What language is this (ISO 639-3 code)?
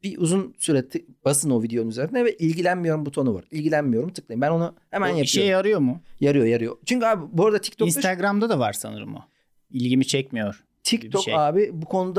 tur